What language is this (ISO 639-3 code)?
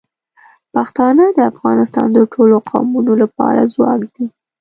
pus